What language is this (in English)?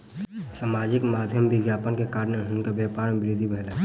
Maithili